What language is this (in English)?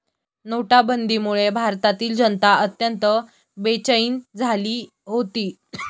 Marathi